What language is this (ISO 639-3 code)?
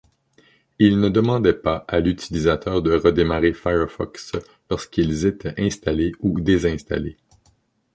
fra